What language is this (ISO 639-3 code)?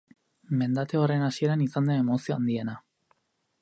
eus